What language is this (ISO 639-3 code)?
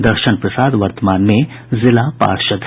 hin